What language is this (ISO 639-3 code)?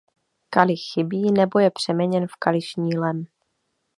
ces